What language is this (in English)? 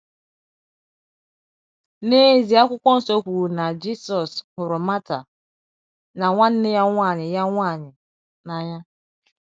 Igbo